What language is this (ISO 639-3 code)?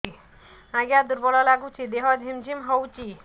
ori